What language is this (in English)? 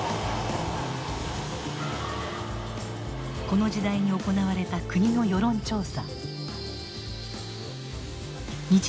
Japanese